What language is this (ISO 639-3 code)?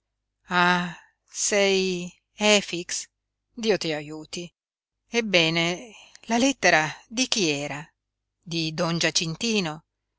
ita